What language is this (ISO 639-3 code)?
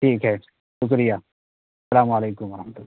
urd